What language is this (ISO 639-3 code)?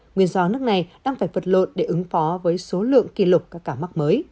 vie